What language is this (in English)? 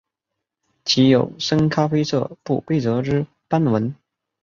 Chinese